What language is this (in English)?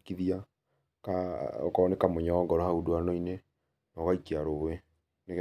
Kikuyu